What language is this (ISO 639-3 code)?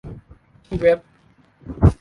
tha